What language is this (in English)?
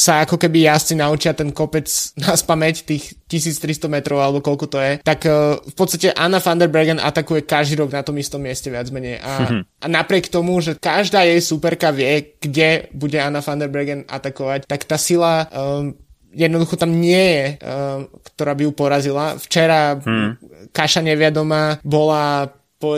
Slovak